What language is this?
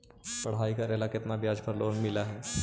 Magahi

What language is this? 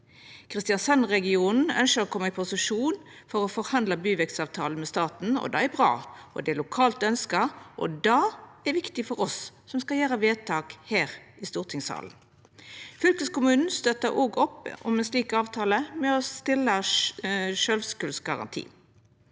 Norwegian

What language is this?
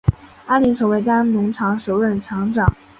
Chinese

